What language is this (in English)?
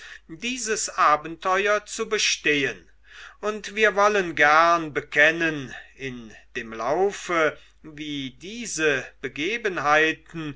German